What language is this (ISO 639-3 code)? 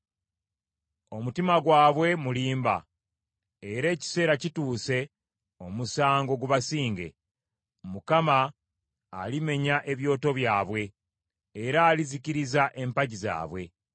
lug